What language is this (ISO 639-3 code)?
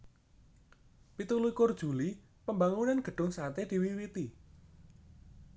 jav